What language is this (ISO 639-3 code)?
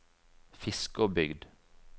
nor